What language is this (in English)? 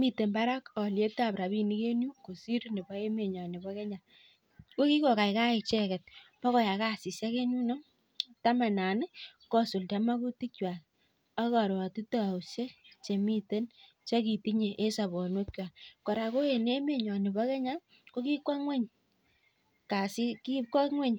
Kalenjin